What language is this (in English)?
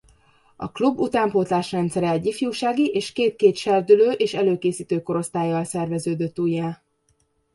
Hungarian